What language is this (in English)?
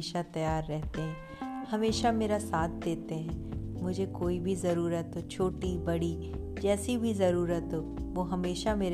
Hindi